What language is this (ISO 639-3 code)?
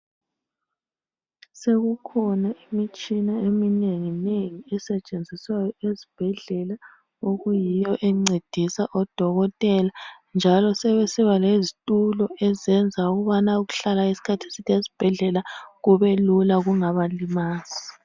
nde